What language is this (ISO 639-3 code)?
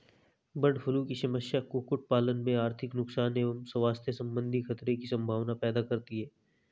hin